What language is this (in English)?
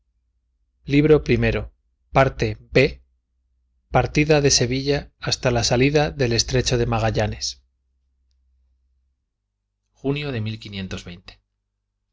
Spanish